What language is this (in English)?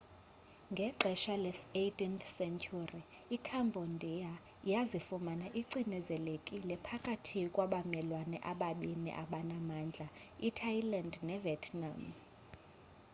Xhosa